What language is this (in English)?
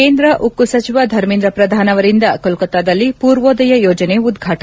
Kannada